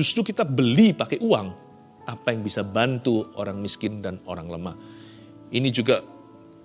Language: Indonesian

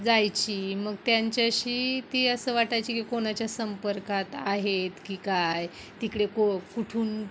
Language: Marathi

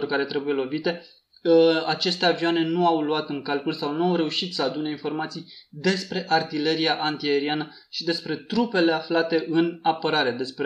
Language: Romanian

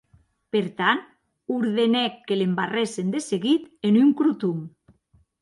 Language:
Occitan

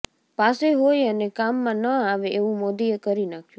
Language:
Gujarati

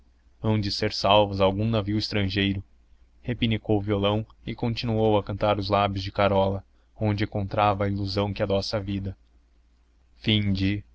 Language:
Portuguese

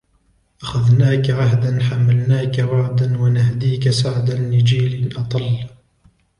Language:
Arabic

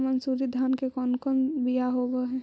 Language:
Magahi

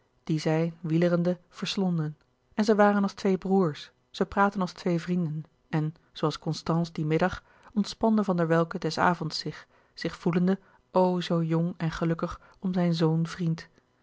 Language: Dutch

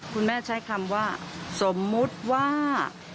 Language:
Thai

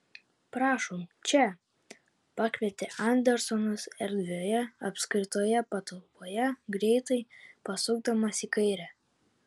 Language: Lithuanian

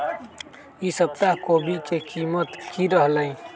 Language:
Magahi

